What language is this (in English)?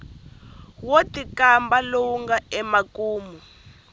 Tsonga